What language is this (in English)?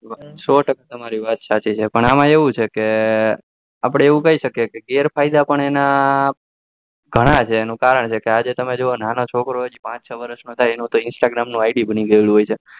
Gujarati